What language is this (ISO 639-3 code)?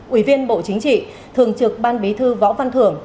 vie